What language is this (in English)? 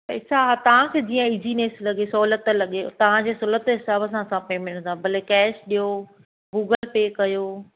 Sindhi